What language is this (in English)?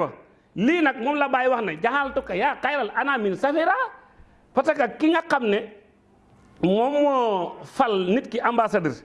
Turkish